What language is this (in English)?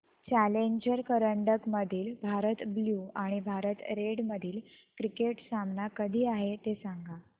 Marathi